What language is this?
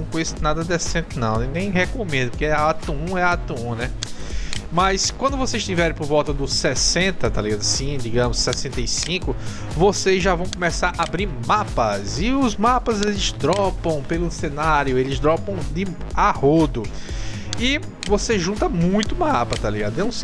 Portuguese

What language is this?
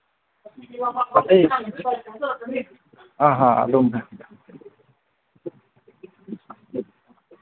Manipuri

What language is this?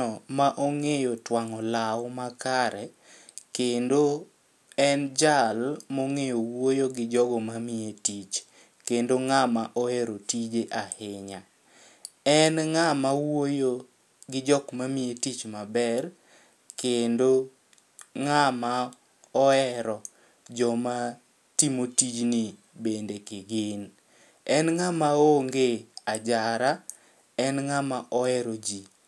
Luo (Kenya and Tanzania)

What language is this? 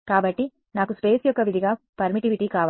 Telugu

